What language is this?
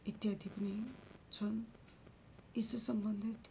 Nepali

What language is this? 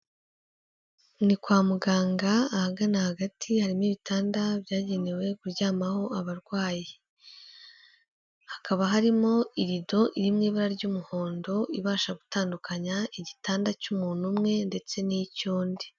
Kinyarwanda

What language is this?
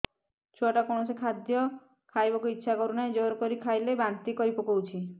Odia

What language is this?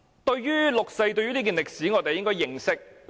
Cantonese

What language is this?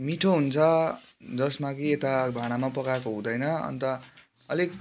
Nepali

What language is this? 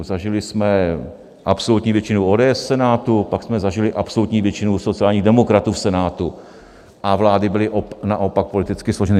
Czech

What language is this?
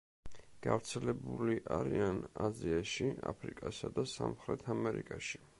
Georgian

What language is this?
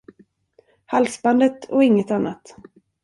Swedish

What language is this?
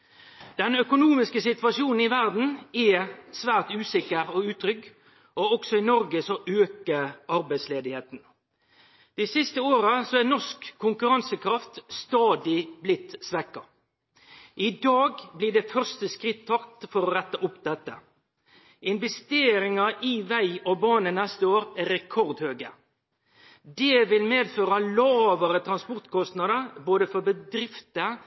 Norwegian Nynorsk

